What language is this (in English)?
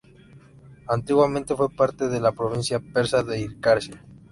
Spanish